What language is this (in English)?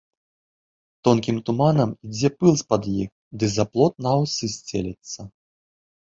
Belarusian